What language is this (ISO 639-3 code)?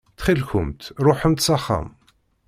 kab